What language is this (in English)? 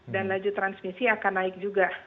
Indonesian